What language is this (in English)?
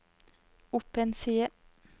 Norwegian